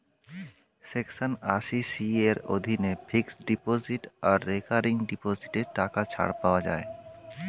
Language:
Bangla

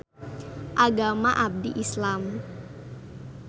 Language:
Sundanese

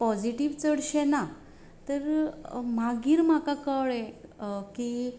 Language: Konkani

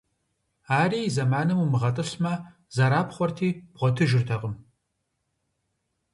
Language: Kabardian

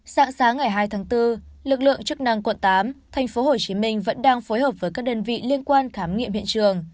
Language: Vietnamese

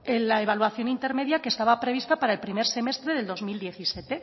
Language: Spanish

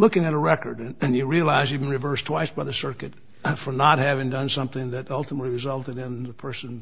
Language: English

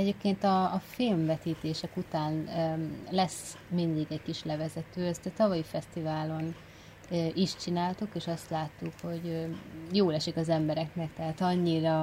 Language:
Hungarian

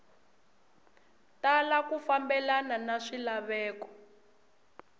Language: Tsonga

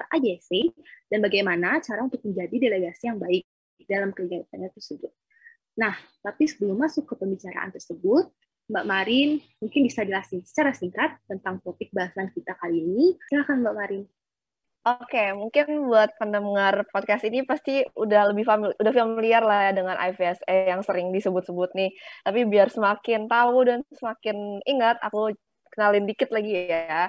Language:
Indonesian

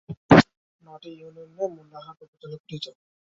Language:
Bangla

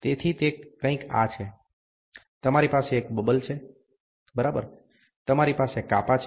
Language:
Gujarati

